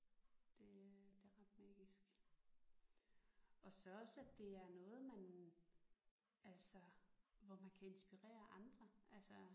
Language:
Danish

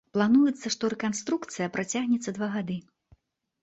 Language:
Belarusian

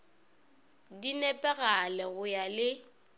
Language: Northern Sotho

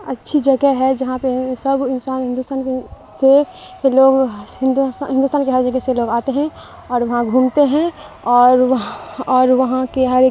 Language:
Urdu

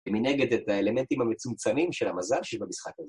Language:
Hebrew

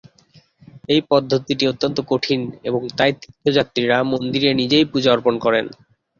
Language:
Bangla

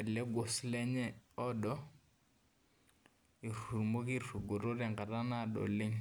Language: Masai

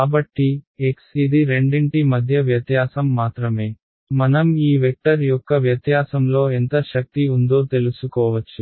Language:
Telugu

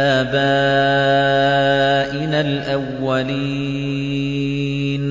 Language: Arabic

